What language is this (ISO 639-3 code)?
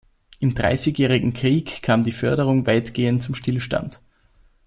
deu